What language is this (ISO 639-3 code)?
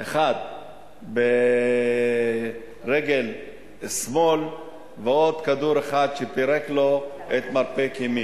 heb